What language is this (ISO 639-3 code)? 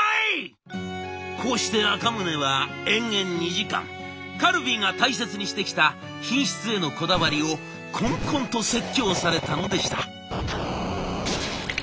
jpn